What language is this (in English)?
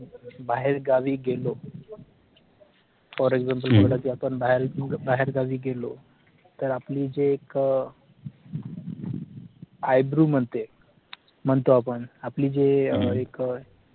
Marathi